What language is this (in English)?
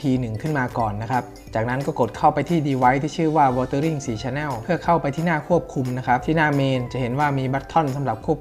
Thai